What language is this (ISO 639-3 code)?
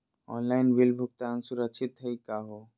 mag